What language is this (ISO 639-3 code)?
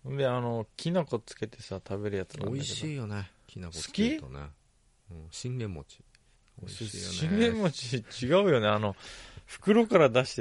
jpn